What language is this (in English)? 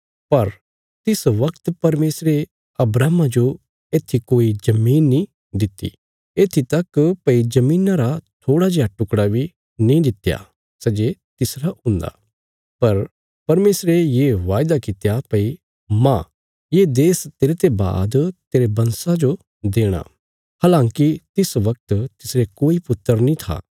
Bilaspuri